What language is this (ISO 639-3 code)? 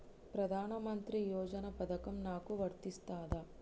tel